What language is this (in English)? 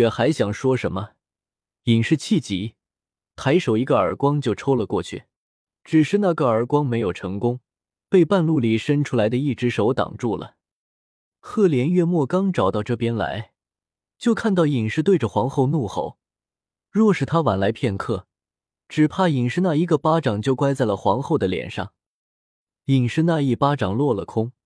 Chinese